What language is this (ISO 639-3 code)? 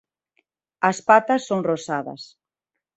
glg